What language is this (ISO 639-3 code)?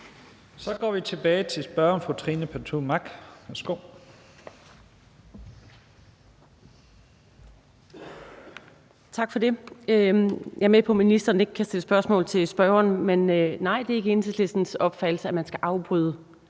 dan